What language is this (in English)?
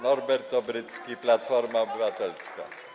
Polish